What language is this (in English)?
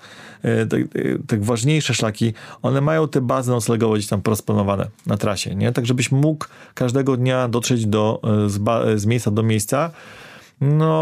Polish